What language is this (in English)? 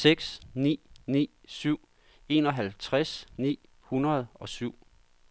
Danish